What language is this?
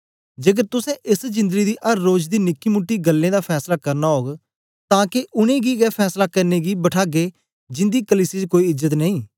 Dogri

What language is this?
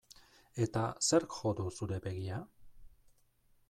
Basque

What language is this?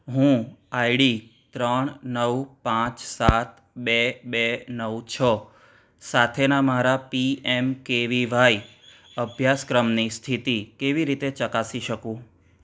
Gujarati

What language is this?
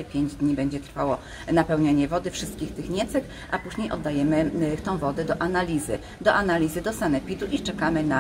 Polish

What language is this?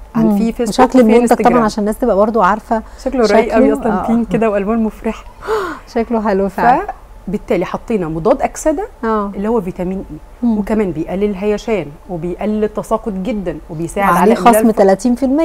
Arabic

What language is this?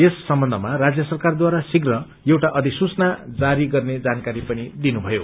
Nepali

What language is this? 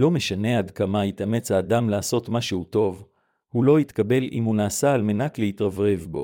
Hebrew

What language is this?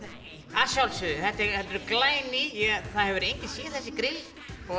Icelandic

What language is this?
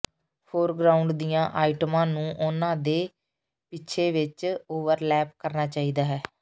Punjabi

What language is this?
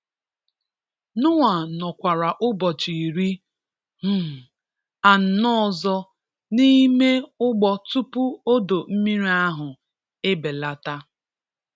Igbo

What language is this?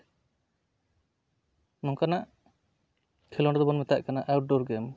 Santali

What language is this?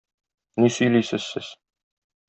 Tatar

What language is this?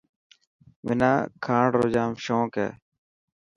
Dhatki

